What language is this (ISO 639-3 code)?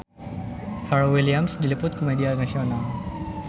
sun